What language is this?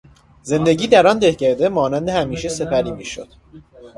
Persian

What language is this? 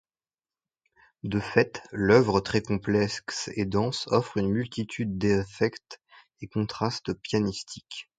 French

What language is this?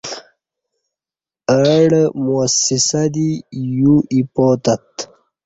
Kati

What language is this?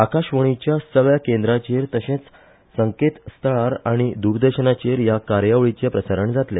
Konkani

